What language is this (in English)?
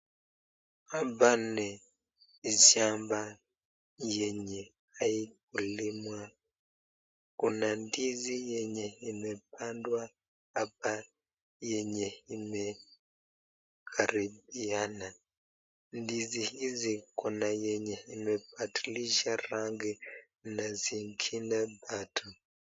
Swahili